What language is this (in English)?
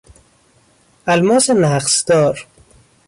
Persian